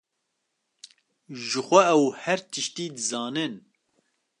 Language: Kurdish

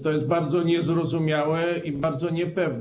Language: Polish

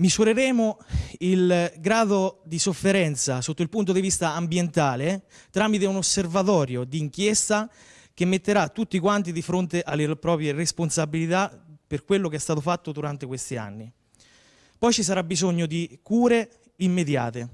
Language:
Italian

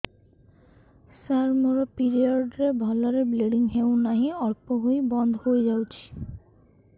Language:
Odia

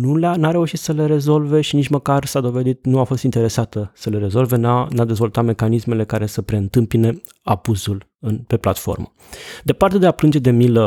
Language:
Romanian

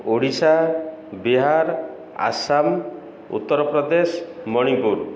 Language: Odia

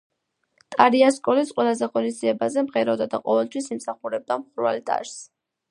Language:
Georgian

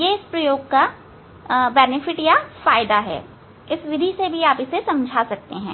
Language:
Hindi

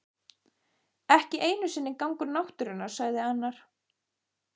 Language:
Icelandic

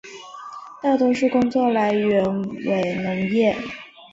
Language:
Chinese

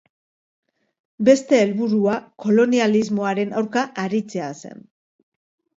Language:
Basque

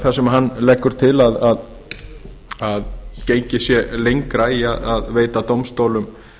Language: Icelandic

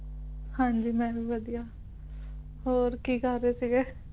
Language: Punjabi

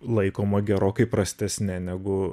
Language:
Lithuanian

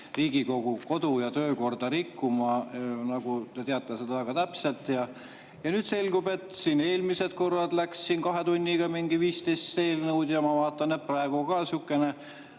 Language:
Estonian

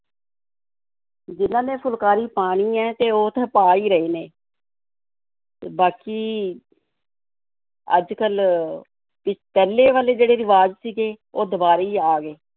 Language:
Punjabi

